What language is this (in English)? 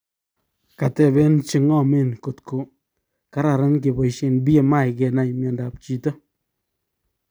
Kalenjin